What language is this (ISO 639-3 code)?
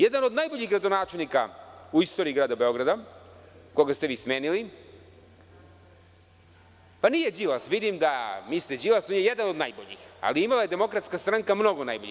srp